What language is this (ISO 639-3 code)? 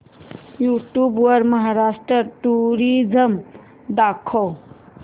mar